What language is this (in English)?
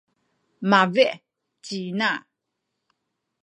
Sakizaya